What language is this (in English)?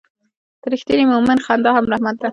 Pashto